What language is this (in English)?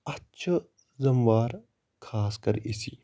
Kashmiri